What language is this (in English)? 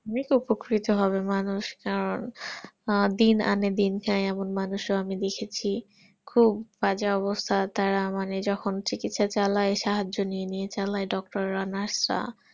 Bangla